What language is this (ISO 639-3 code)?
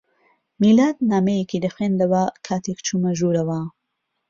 ckb